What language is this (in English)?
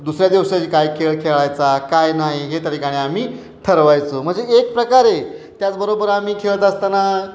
Marathi